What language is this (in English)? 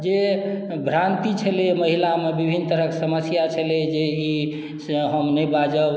Maithili